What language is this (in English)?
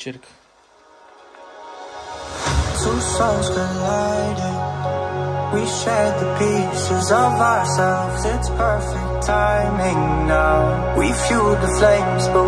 Romanian